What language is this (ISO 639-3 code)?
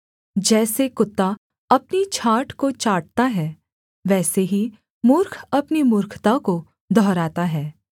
hin